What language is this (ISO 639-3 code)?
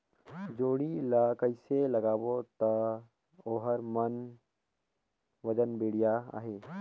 hne